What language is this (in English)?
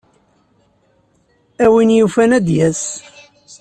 Kabyle